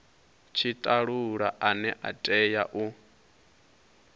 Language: Venda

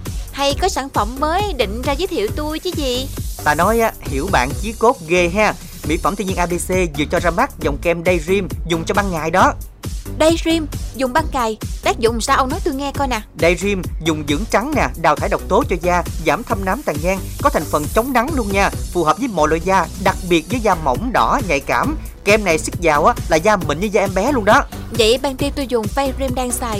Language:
Vietnamese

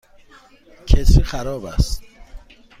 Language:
Persian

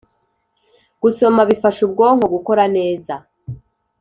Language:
Kinyarwanda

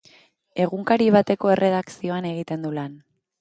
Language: Basque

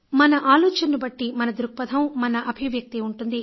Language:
Telugu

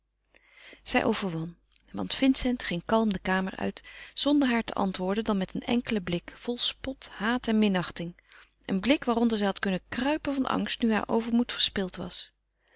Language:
Dutch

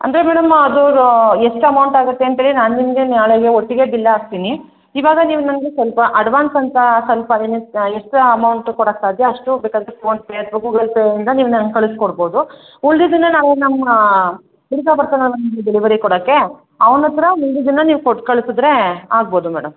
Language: Kannada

